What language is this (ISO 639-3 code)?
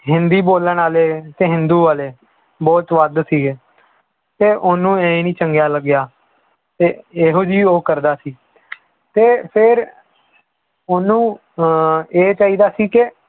pan